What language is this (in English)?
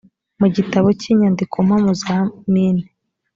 Kinyarwanda